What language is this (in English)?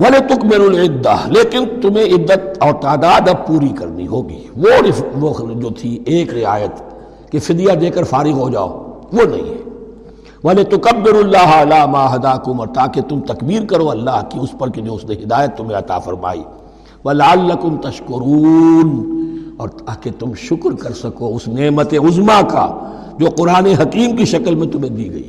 Urdu